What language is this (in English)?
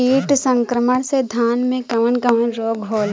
Bhojpuri